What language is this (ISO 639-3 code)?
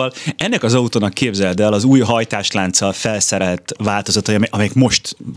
hun